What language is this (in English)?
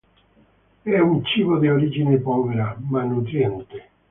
Italian